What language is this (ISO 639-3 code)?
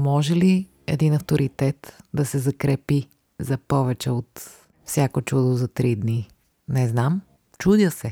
bul